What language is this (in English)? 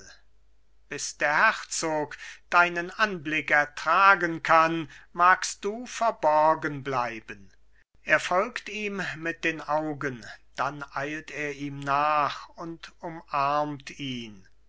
German